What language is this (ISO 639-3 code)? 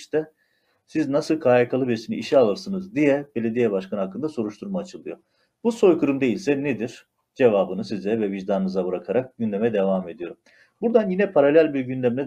tur